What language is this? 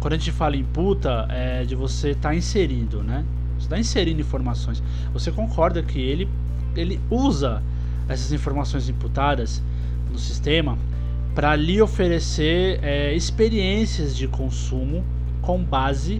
Portuguese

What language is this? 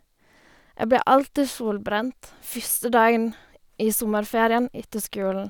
Norwegian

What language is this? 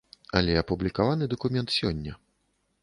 Belarusian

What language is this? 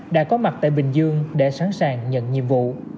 Vietnamese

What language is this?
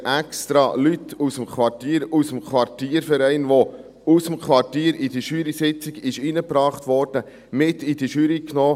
Swiss German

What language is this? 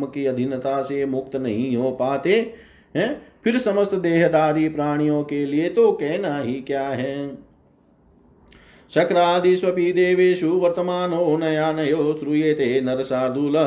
Hindi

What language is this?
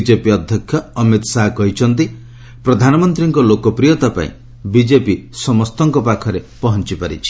Odia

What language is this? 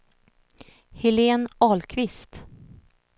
Swedish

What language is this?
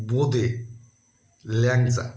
Bangla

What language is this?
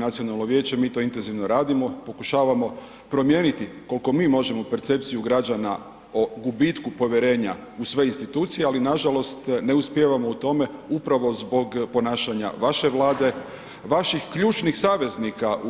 Croatian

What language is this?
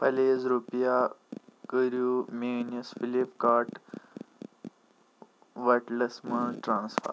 Kashmiri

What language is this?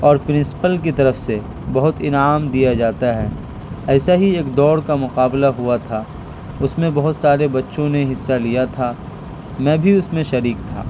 Urdu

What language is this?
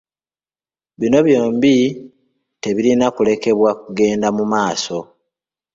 Ganda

